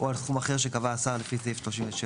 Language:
Hebrew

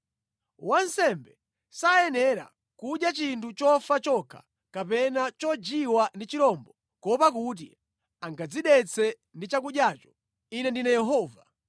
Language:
Nyanja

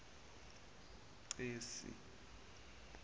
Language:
Zulu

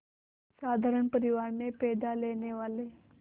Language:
Hindi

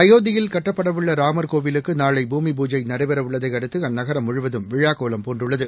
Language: Tamil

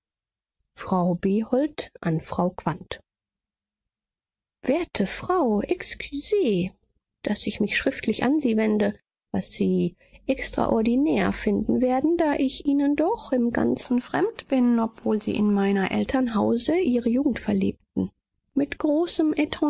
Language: German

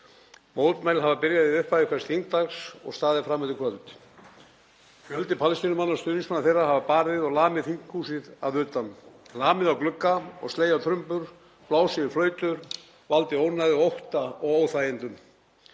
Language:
Icelandic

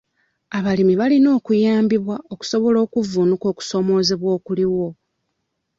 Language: Ganda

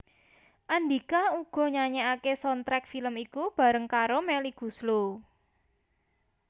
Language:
Javanese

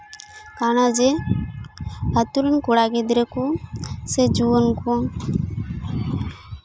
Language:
Santali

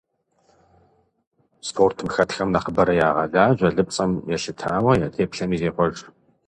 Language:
Kabardian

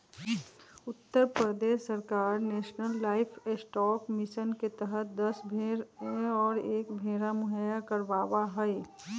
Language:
Magahi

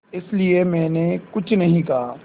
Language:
Hindi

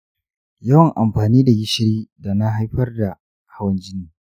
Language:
Hausa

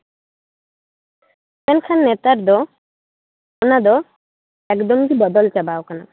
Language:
Santali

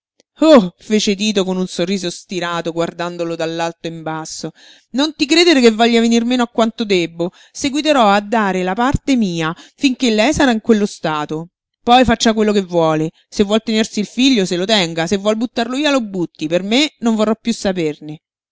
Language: Italian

